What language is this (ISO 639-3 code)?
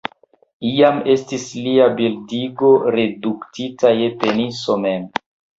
epo